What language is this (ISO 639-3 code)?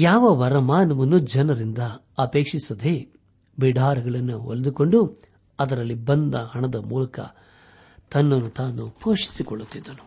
kan